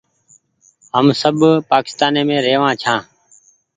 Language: Goaria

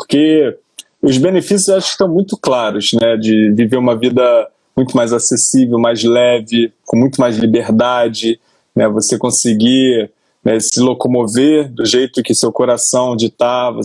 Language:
Portuguese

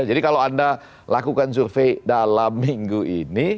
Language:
Indonesian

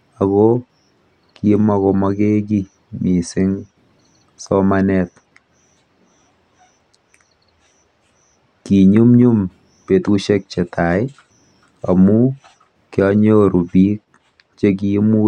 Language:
Kalenjin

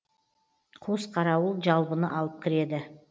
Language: Kazakh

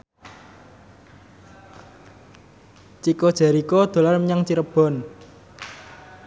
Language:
Javanese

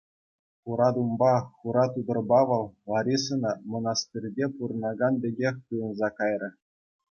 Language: Chuvash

